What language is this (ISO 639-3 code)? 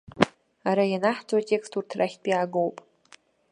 abk